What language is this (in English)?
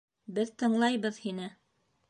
Bashkir